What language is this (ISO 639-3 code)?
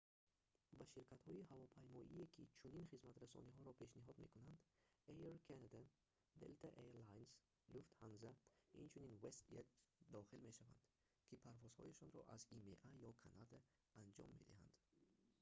tgk